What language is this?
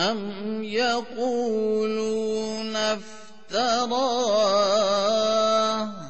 Urdu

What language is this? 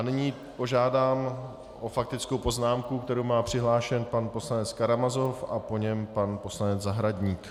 Czech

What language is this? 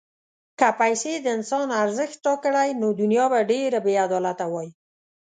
Pashto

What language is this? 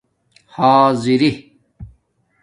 Domaaki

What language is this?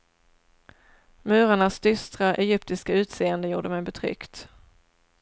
Swedish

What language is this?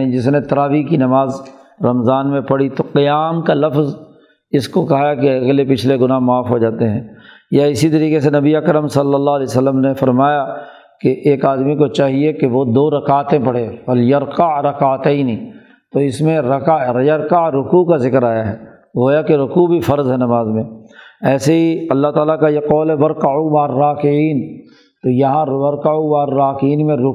Urdu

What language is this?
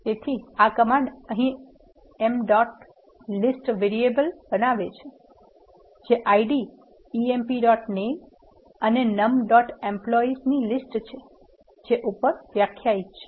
Gujarati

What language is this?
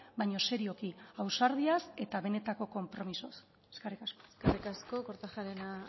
Basque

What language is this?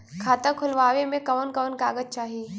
Bhojpuri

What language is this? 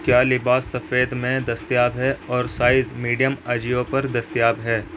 Urdu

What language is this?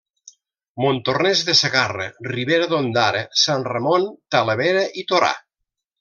Catalan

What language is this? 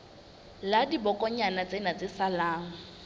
Southern Sotho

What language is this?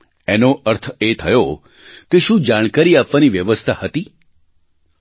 Gujarati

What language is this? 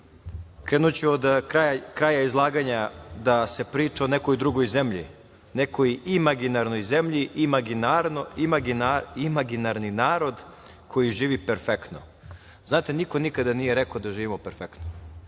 Serbian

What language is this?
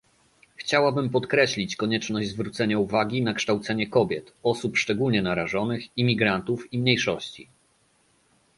Polish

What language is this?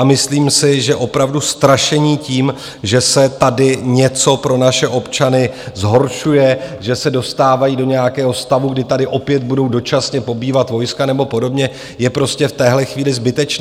Czech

